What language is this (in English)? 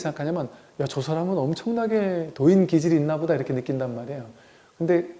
Korean